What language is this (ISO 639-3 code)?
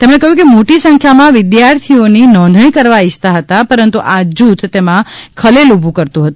guj